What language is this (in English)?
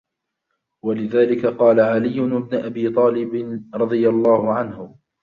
Arabic